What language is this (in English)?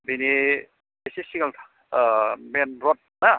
Bodo